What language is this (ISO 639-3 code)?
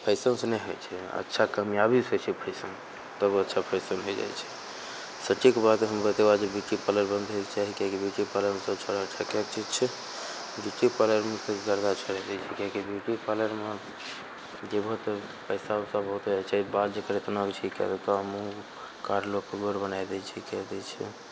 mai